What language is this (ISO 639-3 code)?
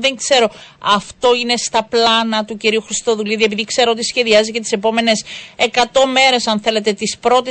ell